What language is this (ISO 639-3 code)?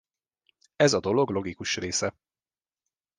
hun